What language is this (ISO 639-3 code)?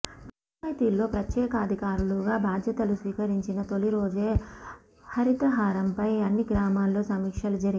tel